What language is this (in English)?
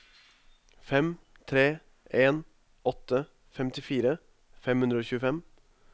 Norwegian